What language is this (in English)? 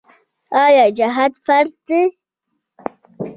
Pashto